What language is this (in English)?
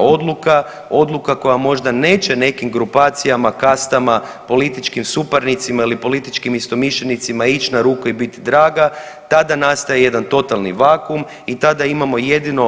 Croatian